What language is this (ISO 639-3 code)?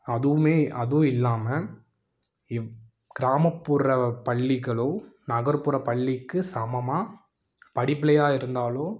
tam